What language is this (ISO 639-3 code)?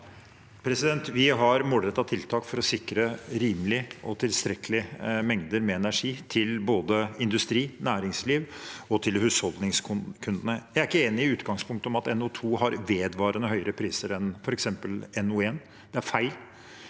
nor